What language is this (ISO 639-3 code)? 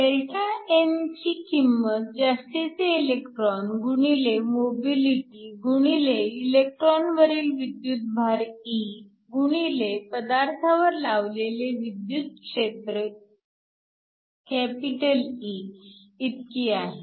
mar